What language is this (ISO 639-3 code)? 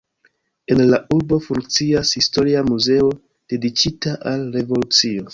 epo